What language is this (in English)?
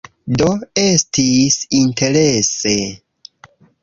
Esperanto